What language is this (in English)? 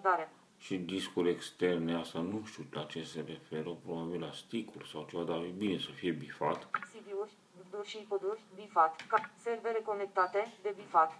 Romanian